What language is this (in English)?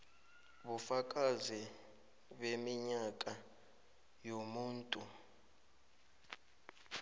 South Ndebele